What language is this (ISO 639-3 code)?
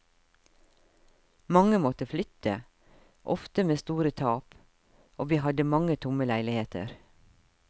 nor